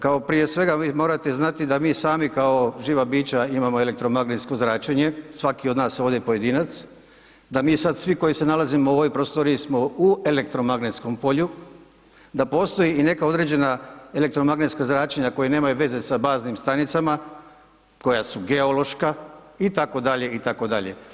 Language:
Croatian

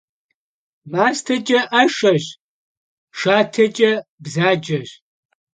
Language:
Kabardian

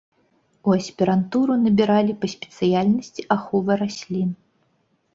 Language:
Belarusian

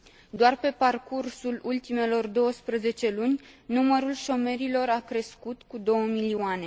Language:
Romanian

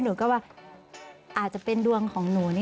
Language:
Thai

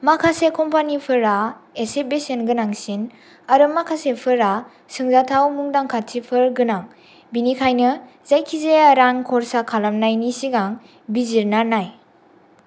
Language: Bodo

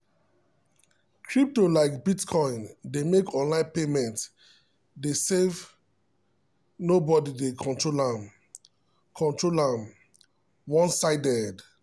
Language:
Nigerian Pidgin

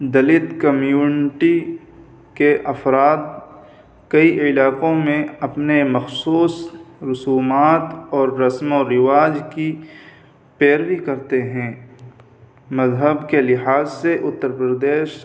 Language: Urdu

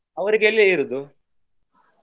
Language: Kannada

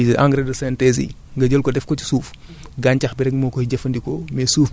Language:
Wolof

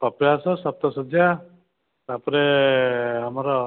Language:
Odia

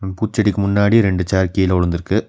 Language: Tamil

